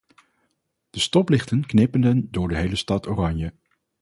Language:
Dutch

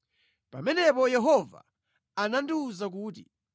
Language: Nyanja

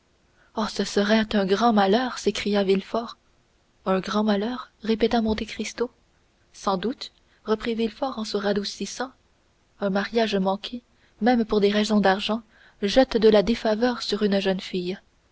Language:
French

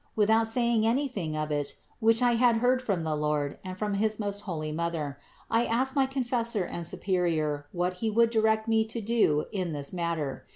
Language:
English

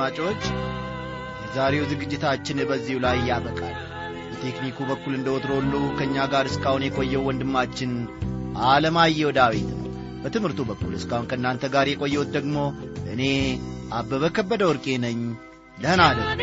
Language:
Amharic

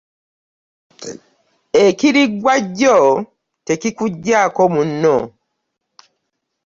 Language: Ganda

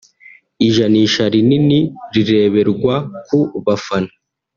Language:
Kinyarwanda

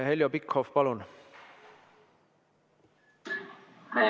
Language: Estonian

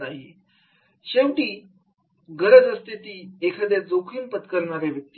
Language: Marathi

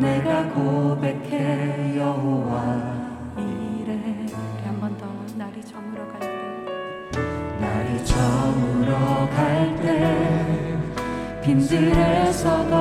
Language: Korean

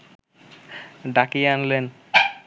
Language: Bangla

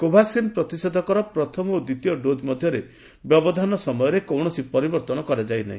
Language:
Odia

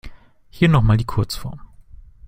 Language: German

